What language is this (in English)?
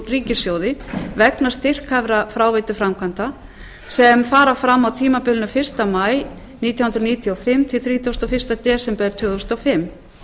Icelandic